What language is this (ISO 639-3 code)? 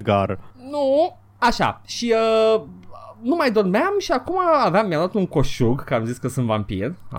ron